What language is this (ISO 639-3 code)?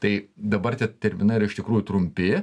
lit